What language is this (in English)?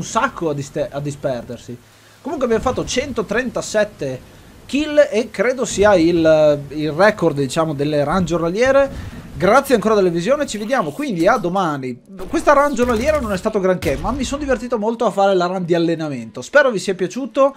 Italian